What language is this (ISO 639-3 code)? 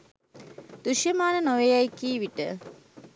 sin